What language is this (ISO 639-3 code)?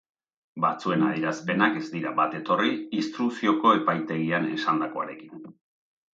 eus